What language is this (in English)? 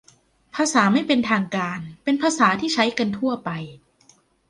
Thai